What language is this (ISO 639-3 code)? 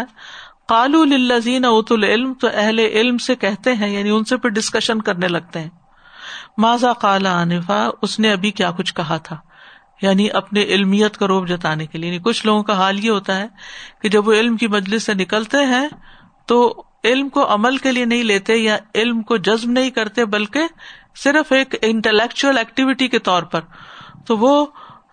urd